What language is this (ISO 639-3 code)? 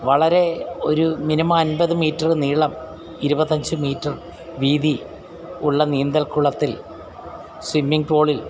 mal